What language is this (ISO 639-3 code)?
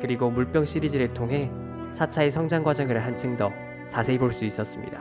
kor